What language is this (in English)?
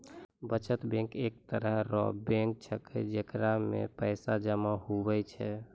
Maithili